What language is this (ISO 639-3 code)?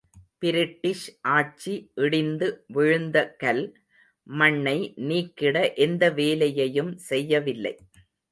tam